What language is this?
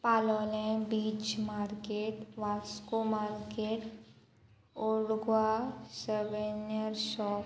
Konkani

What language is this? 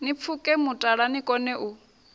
Venda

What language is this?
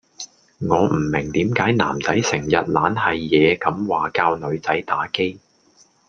Cantonese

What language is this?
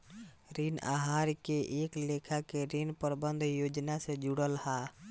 Bhojpuri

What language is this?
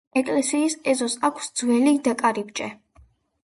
Georgian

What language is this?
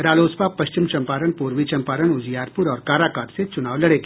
Hindi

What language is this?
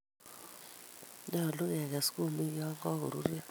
Kalenjin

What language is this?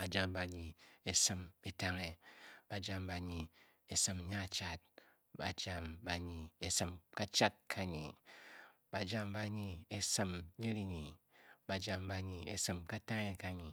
Bokyi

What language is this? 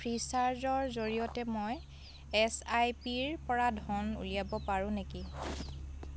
Assamese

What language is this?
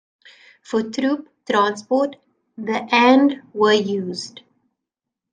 English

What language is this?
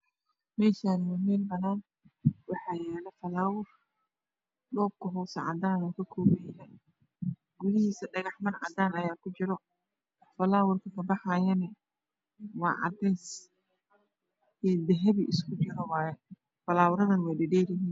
Somali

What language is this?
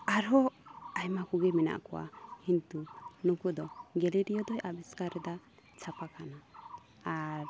Santali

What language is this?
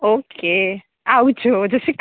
Gujarati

